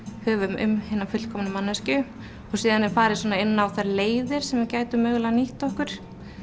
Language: Icelandic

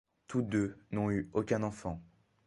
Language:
French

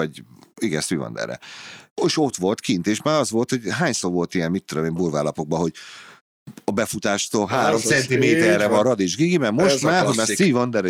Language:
Hungarian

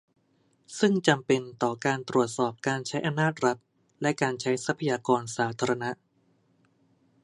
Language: Thai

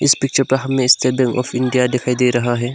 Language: Hindi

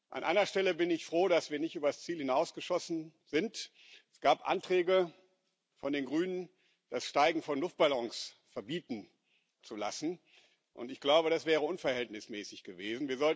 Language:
German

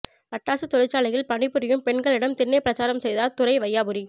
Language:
Tamil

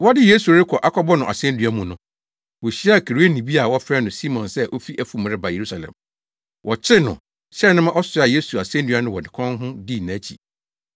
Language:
Akan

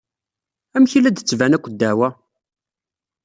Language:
Kabyle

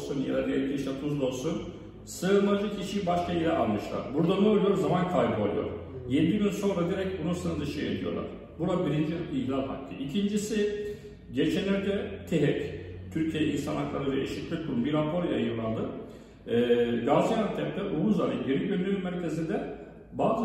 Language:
Turkish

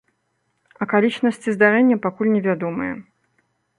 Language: Belarusian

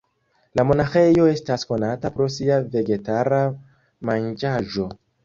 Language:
Esperanto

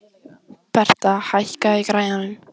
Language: Icelandic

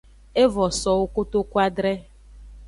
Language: Aja (Benin)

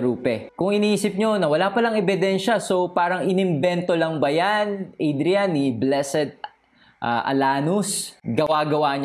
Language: Filipino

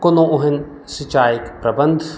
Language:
Maithili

